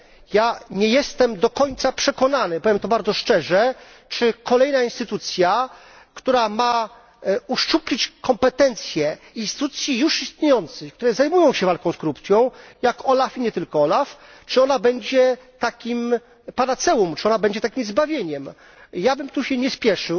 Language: Polish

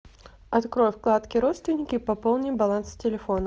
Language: Russian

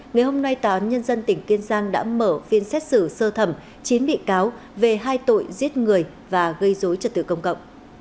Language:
Vietnamese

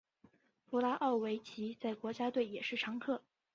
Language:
Chinese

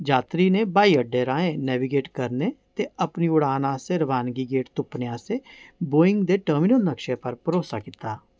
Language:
Dogri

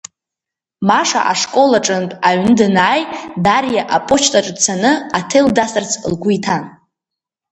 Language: Abkhazian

